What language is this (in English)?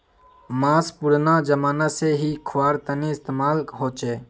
Magahi